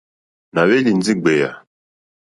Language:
Mokpwe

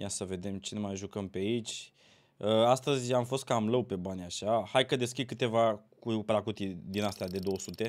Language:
Romanian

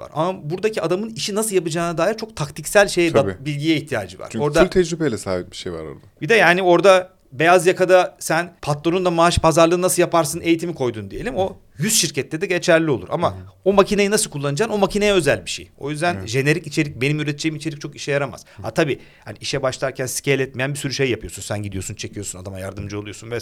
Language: Turkish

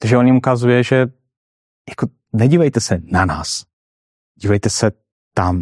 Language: Czech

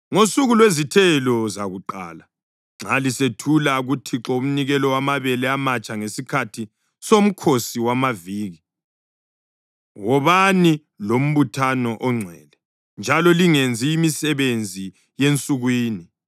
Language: North Ndebele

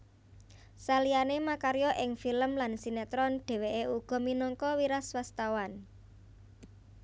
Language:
Javanese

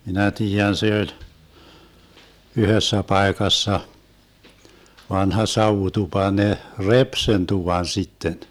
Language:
Finnish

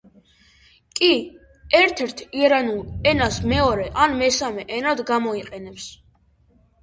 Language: Georgian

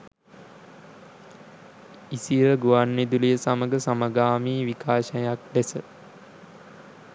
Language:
Sinhala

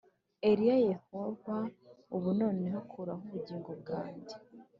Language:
Kinyarwanda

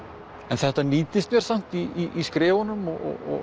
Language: Icelandic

